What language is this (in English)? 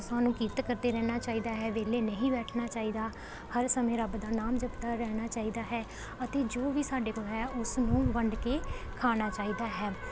Punjabi